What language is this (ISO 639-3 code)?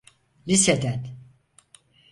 tur